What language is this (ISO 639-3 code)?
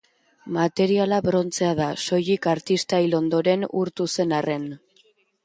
eus